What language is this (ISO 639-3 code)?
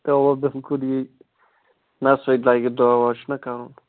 kas